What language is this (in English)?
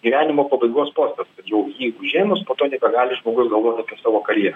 Lithuanian